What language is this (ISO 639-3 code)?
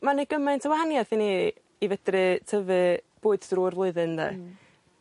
cym